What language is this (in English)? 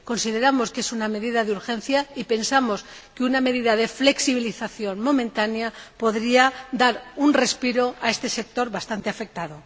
Spanish